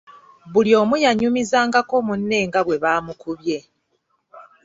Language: Ganda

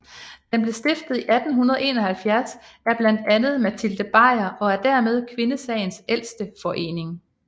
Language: Danish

